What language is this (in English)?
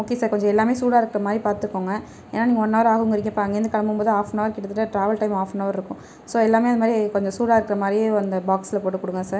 Tamil